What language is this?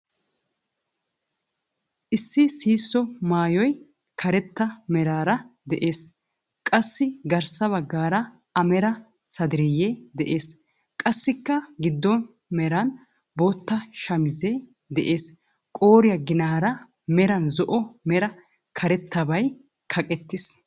Wolaytta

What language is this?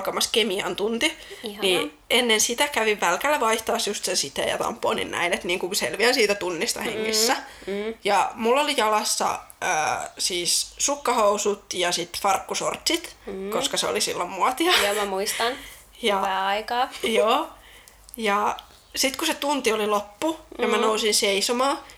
Finnish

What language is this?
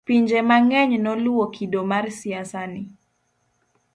Luo (Kenya and Tanzania)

